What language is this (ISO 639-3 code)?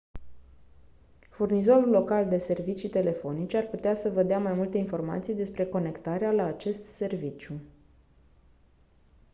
ron